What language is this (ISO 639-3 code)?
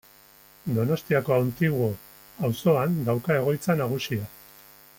eus